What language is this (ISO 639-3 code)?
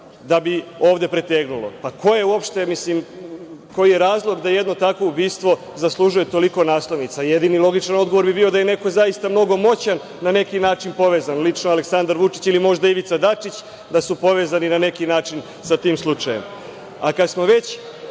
srp